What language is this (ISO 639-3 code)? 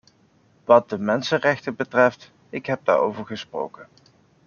nld